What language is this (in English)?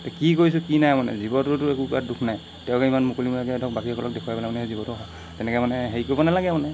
Assamese